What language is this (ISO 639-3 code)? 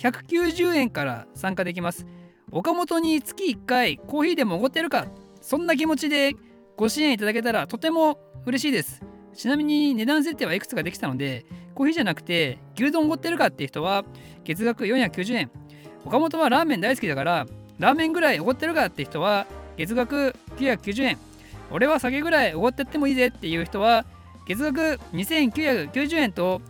jpn